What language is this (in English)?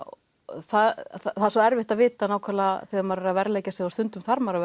Icelandic